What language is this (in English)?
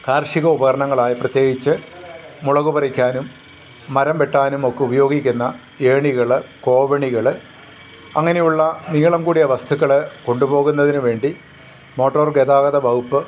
Malayalam